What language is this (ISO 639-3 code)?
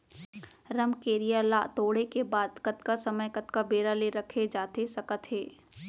hne